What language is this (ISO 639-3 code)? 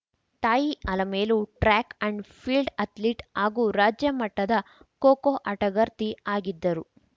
kan